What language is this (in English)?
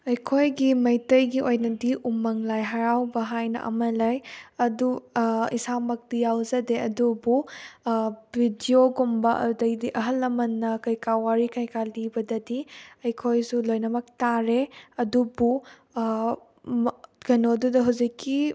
Manipuri